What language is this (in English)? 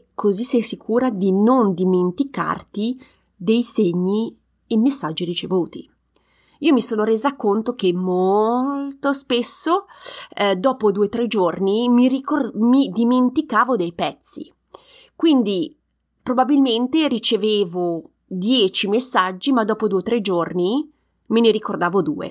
Italian